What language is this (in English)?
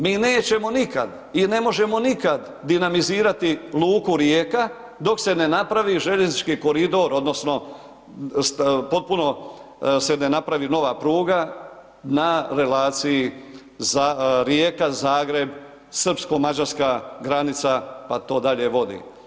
Croatian